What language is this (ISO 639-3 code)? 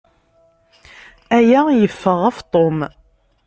kab